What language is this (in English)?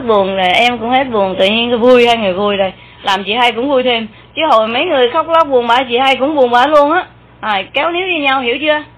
Vietnamese